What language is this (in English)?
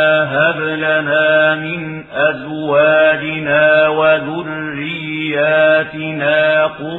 Arabic